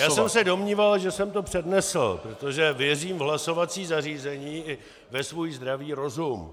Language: Czech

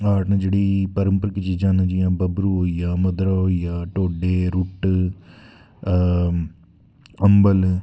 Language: Dogri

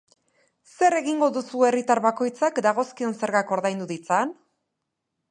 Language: Basque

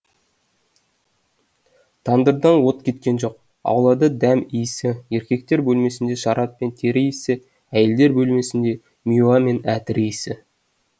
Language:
Kazakh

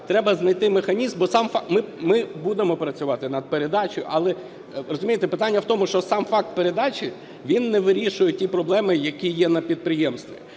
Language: Ukrainian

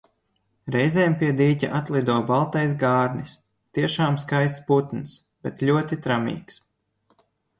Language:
Latvian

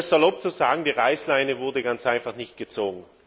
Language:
German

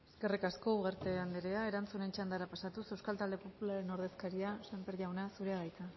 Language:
Basque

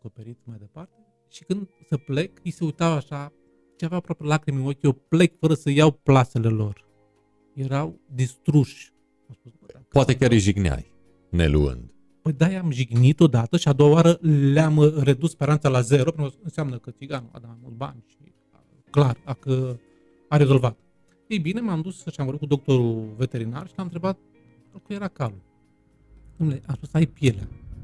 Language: Romanian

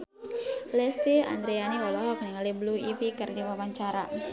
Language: Sundanese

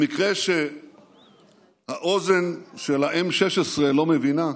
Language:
Hebrew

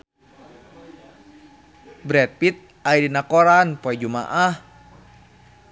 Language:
Sundanese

